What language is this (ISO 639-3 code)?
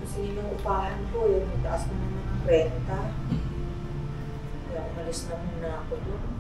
fil